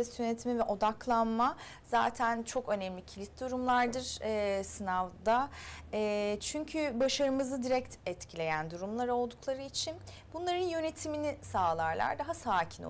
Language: Turkish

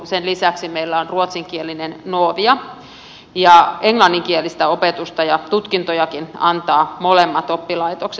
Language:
Finnish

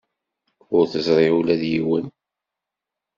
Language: Kabyle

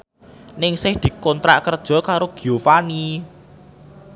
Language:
Javanese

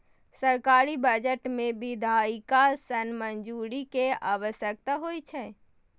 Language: Maithili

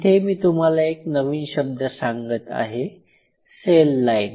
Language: Marathi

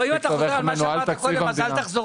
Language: Hebrew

